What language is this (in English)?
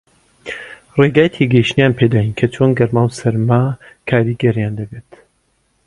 Central Kurdish